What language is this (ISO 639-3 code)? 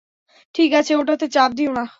ben